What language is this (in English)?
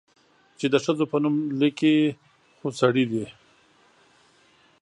Pashto